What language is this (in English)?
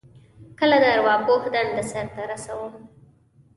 Pashto